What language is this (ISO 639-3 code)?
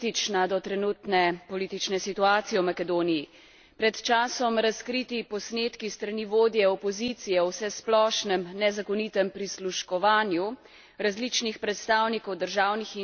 slv